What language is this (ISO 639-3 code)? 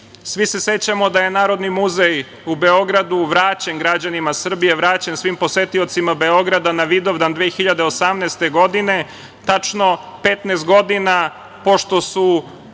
srp